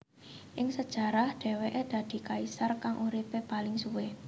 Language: Javanese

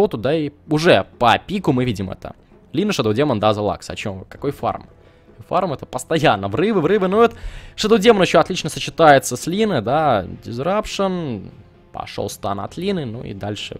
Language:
Russian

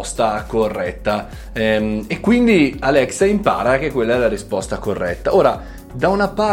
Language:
Italian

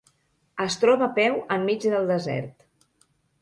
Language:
Catalan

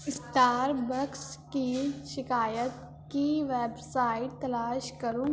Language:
Urdu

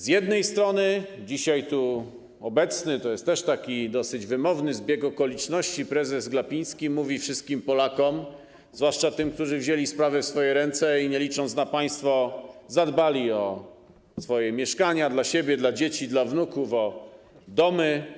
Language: Polish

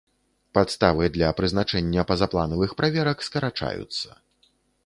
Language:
Belarusian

